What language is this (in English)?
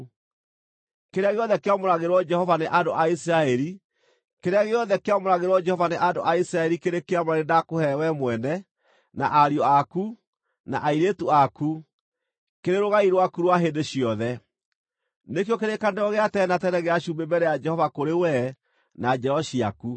Kikuyu